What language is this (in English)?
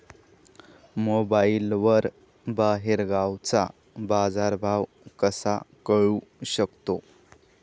Marathi